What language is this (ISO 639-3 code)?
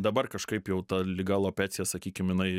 lit